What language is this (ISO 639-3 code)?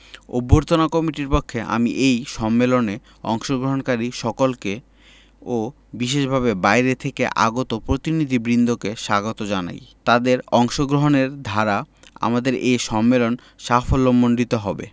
ben